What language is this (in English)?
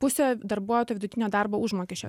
Lithuanian